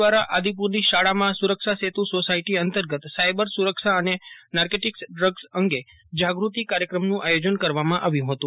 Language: Gujarati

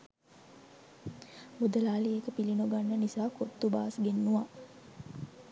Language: Sinhala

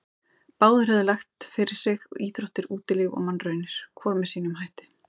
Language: Icelandic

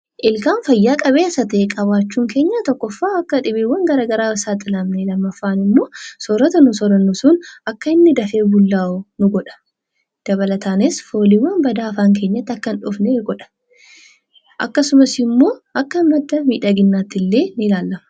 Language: Oromo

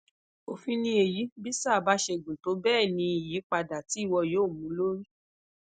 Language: Yoruba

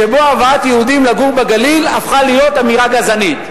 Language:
Hebrew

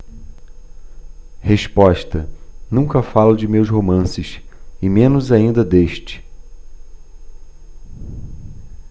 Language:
Portuguese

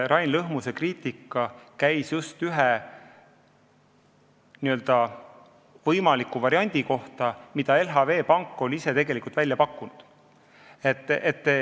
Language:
Estonian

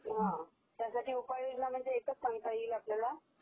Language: Marathi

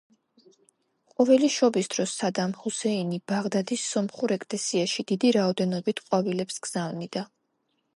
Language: Georgian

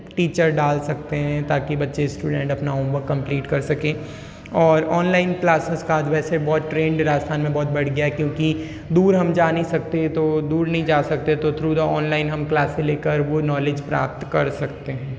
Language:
Hindi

